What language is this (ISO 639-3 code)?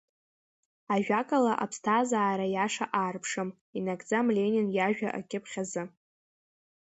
abk